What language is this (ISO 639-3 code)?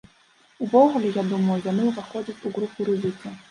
bel